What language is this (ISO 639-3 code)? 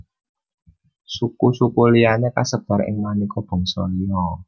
jav